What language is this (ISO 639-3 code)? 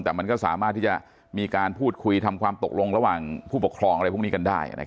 tha